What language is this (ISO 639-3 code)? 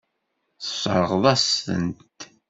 kab